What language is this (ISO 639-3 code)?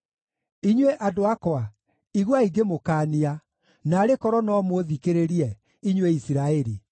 kik